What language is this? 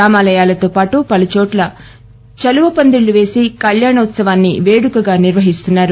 Telugu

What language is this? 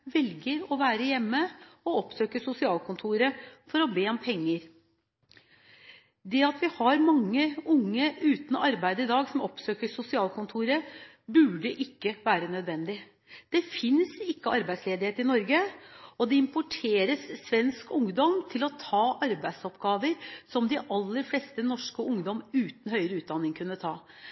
Norwegian Bokmål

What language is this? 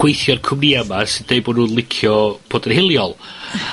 Welsh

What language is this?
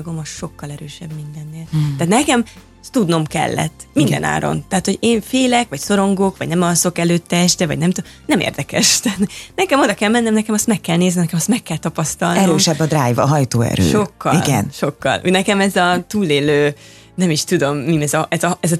Hungarian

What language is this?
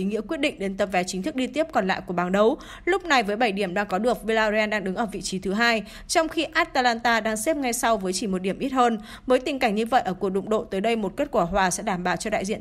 Vietnamese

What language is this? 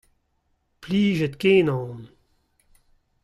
Breton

